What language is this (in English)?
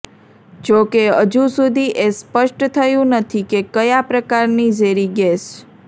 Gujarati